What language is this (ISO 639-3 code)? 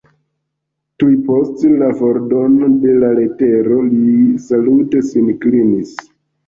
epo